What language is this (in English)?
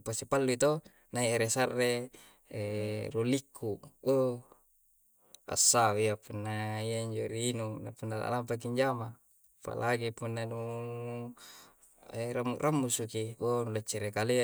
Coastal Konjo